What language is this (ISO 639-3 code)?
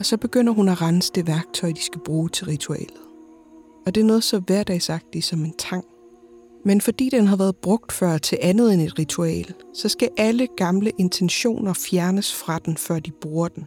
dan